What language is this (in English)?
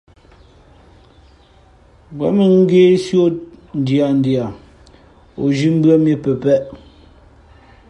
Fe'fe'